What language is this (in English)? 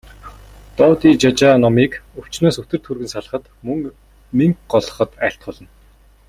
Mongolian